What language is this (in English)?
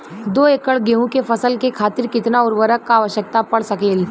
Bhojpuri